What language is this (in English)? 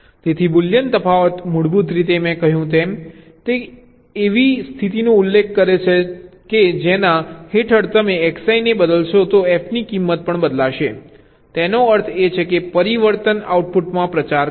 Gujarati